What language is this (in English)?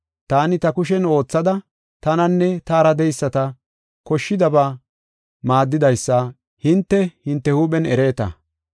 Gofa